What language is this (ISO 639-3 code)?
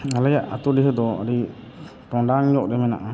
sat